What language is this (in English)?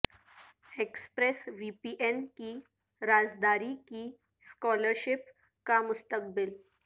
Urdu